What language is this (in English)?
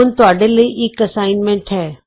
Punjabi